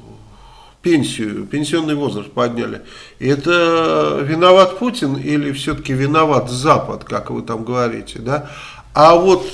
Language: Russian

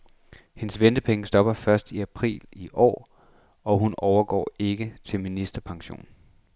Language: Danish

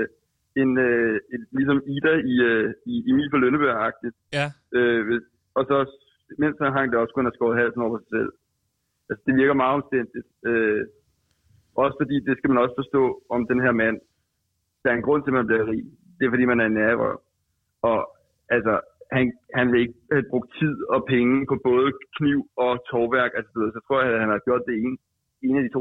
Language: Danish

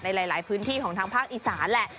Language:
Thai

